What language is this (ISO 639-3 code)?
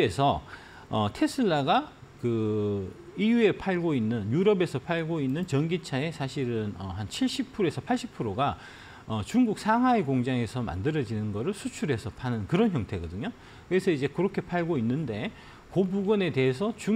kor